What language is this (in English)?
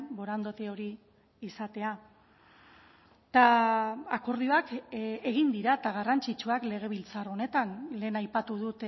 Basque